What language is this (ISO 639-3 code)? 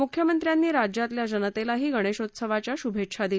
mar